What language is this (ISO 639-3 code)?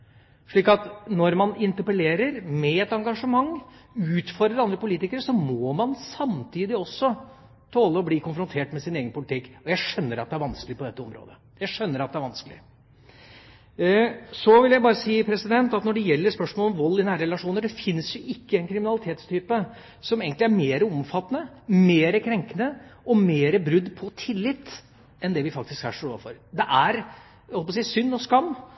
nob